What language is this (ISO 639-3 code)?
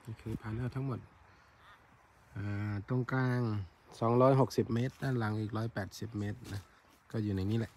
tha